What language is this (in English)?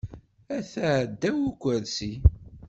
Kabyle